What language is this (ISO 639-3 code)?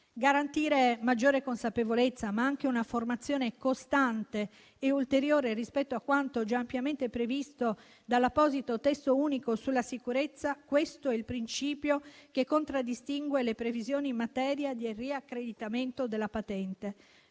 ita